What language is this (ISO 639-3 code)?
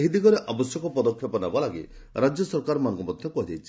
ori